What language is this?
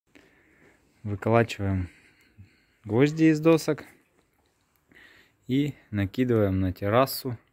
Russian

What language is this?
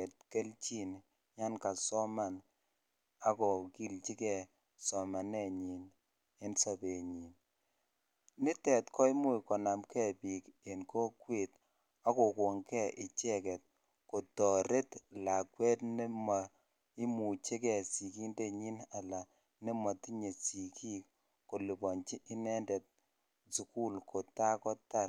Kalenjin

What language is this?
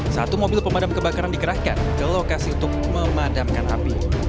Indonesian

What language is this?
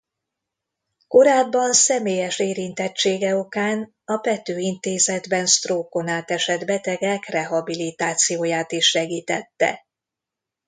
Hungarian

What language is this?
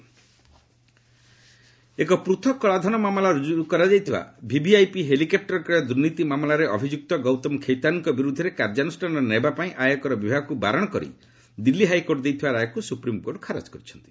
Odia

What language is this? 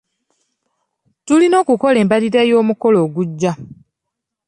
Ganda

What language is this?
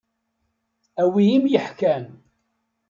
Kabyle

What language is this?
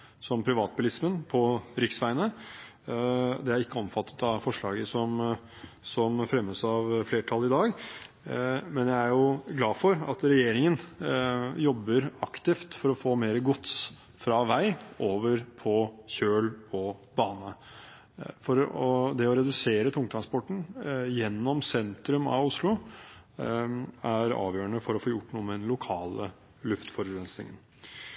Norwegian Bokmål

